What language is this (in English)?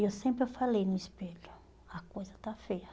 Portuguese